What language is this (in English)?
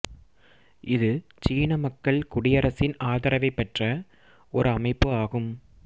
Tamil